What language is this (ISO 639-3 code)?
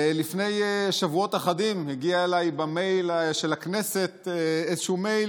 heb